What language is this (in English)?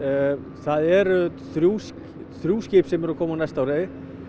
Icelandic